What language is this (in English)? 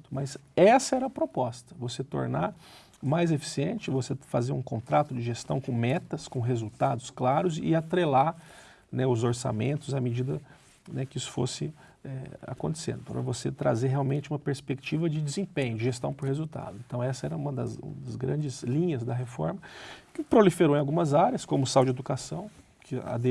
Portuguese